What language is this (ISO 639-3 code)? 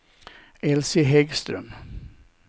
swe